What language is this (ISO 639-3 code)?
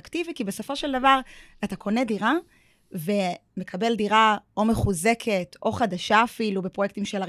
heb